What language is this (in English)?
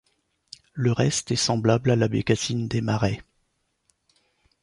French